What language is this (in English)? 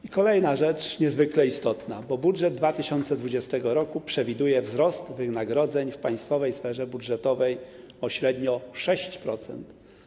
Polish